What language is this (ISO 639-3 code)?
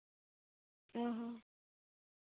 sat